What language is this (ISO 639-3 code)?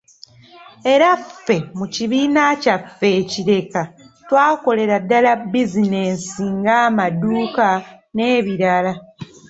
lug